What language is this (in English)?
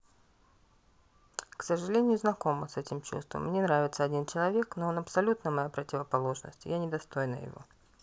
Russian